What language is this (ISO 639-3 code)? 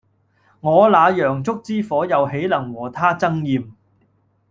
yue